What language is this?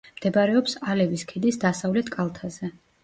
Georgian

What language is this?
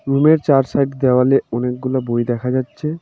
Bangla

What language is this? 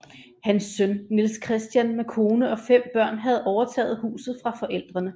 Danish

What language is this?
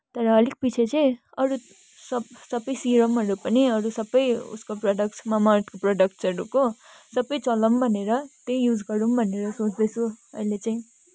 Nepali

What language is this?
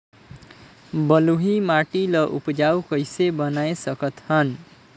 Chhattisgarhi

